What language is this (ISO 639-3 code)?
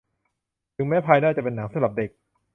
tha